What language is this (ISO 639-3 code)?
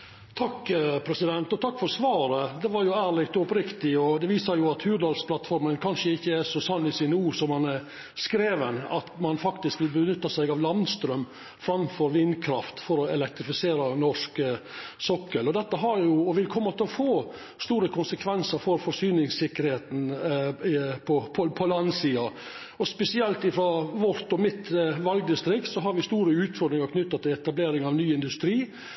nor